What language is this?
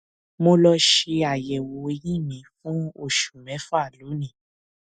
Yoruba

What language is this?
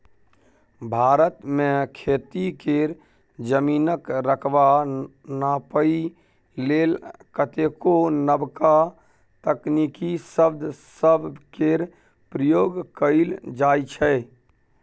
Maithili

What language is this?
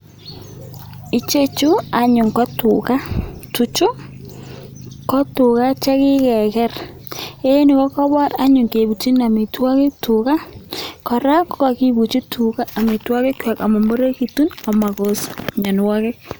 Kalenjin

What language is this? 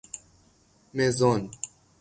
Persian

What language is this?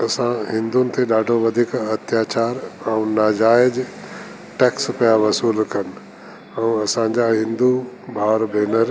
Sindhi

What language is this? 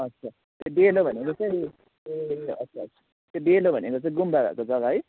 Nepali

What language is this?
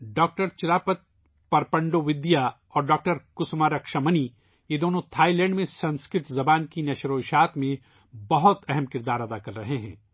Urdu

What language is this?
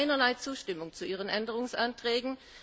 German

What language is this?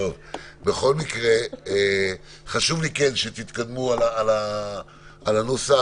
Hebrew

